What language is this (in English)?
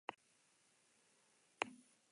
Basque